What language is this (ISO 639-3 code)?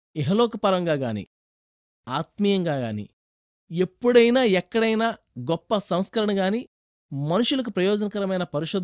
tel